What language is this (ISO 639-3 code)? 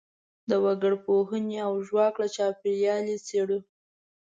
pus